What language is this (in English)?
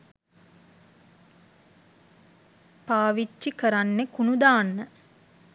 Sinhala